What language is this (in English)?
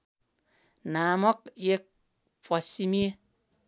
Nepali